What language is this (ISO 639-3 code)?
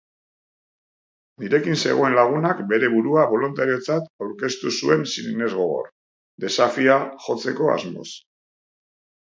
eus